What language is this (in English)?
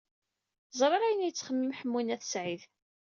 Kabyle